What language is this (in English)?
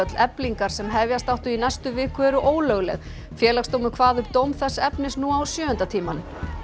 Icelandic